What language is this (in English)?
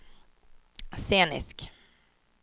Swedish